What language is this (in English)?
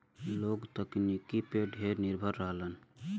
Bhojpuri